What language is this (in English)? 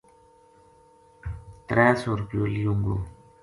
Gujari